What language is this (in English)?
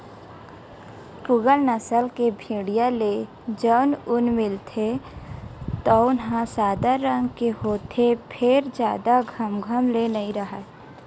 Chhattisgarhi